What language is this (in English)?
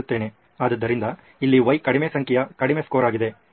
Kannada